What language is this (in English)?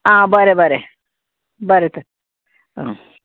Konkani